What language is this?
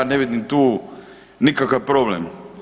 Croatian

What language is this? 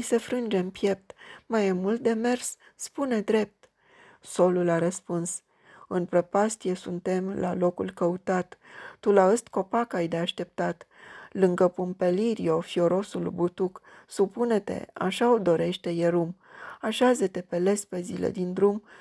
Romanian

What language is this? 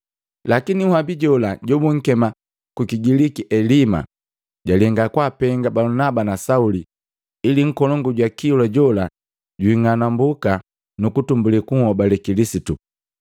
Matengo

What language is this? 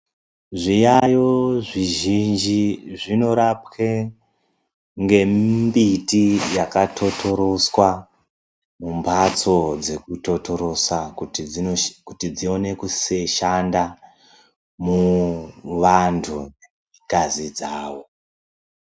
Ndau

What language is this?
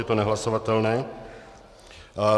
Czech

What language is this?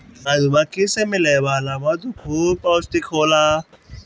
Bhojpuri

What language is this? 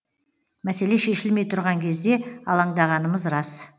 Kazakh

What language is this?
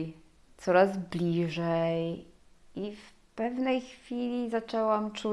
Polish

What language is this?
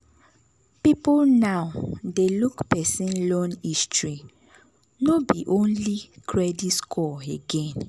Nigerian Pidgin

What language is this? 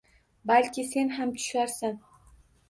Uzbek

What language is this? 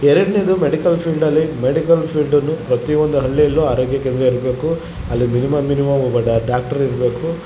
Kannada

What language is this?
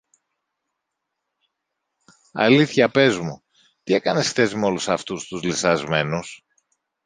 Greek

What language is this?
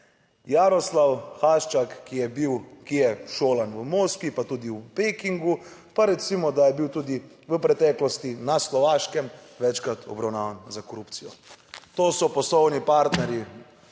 Slovenian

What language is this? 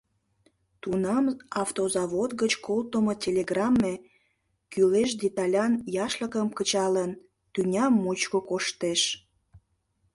Mari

